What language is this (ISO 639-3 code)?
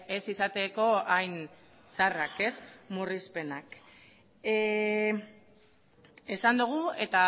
eus